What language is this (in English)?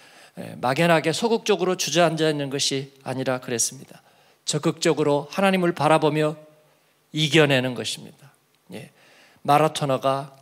Korean